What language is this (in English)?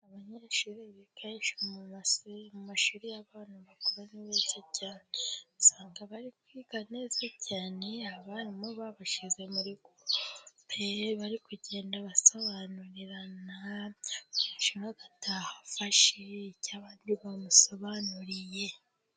Kinyarwanda